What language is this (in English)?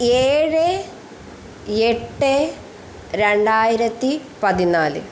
Malayalam